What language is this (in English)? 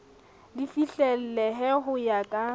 Southern Sotho